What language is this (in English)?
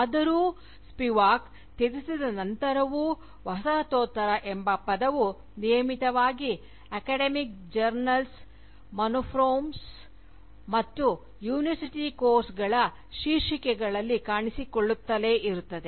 Kannada